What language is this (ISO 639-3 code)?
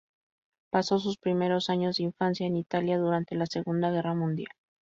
spa